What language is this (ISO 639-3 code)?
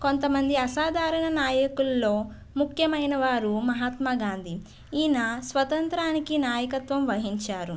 tel